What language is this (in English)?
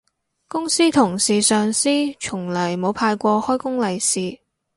Cantonese